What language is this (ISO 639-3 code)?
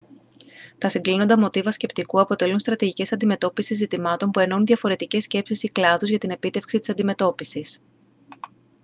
ell